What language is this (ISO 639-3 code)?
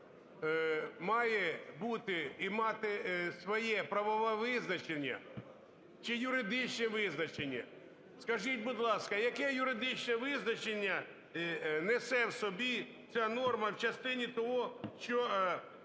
ukr